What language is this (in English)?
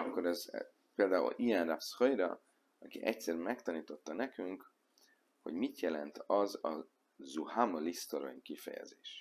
Hungarian